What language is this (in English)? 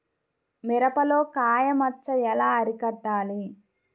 Telugu